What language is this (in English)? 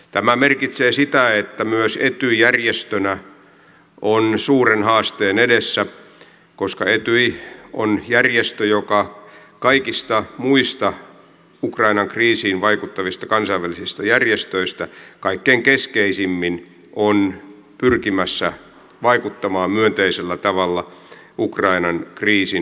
Finnish